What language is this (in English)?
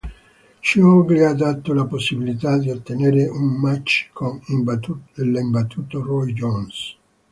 Italian